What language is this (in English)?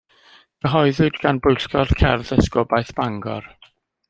Welsh